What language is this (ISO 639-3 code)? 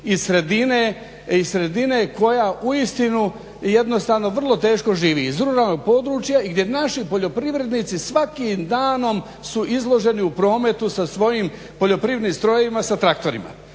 hrv